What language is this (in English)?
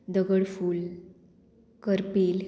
Konkani